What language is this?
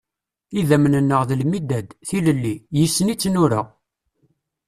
Kabyle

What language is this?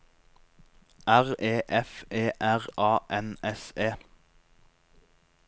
Norwegian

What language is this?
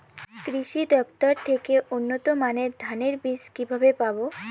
Bangla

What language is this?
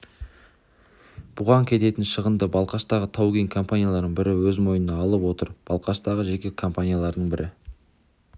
Kazakh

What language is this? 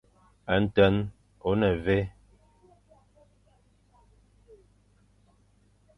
Fang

